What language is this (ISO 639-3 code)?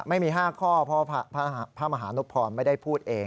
tha